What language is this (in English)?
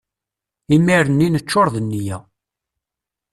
Kabyle